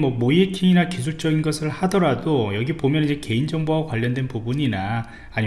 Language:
Korean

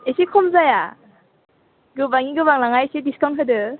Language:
Bodo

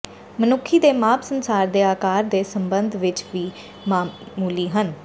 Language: Punjabi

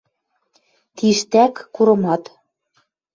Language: Western Mari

